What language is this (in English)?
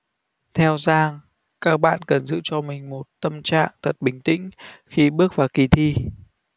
Vietnamese